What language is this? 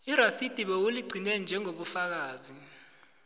South Ndebele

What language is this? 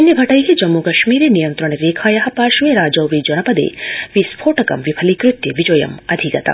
Sanskrit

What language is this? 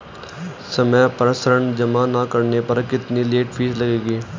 Hindi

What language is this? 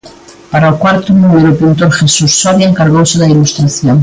Galician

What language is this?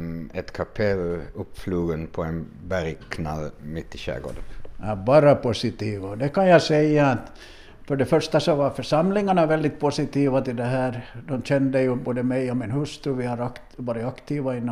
Swedish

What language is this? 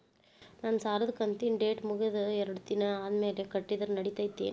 Kannada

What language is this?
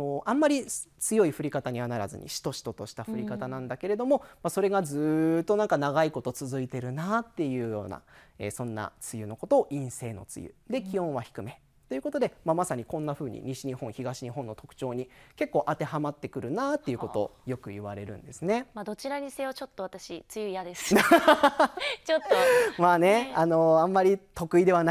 Japanese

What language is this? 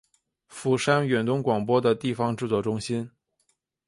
Chinese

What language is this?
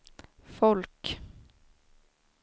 Swedish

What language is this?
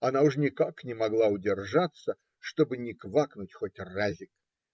Russian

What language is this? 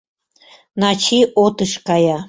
Mari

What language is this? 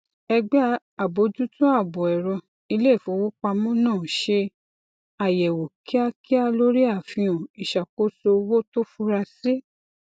Yoruba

